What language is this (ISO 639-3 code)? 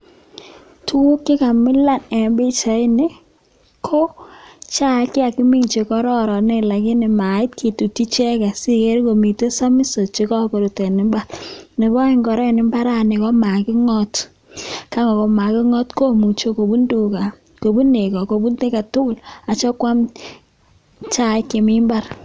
kln